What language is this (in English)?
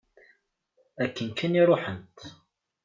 Kabyle